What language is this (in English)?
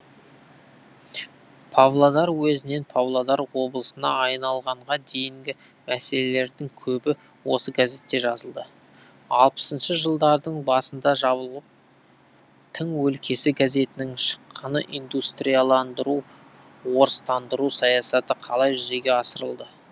Kazakh